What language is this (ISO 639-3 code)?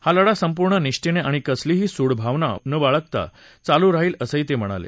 mar